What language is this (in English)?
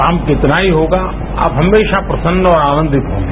Hindi